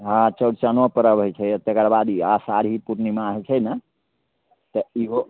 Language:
Maithili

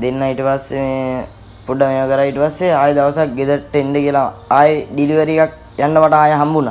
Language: Indonesian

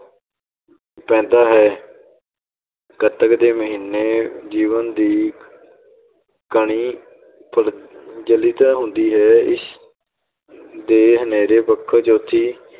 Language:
Punjabi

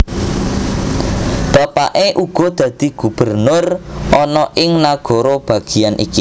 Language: Javanese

